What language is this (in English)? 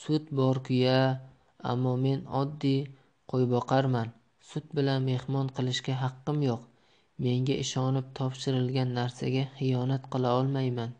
Turkish